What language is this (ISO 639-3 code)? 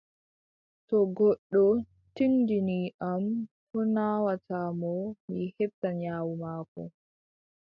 fub